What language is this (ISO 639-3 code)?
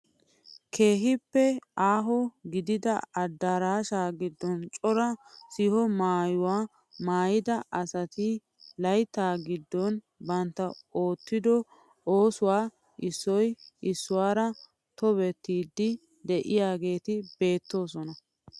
wal